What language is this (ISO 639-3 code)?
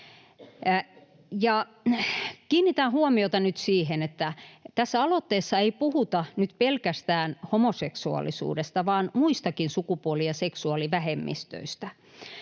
fin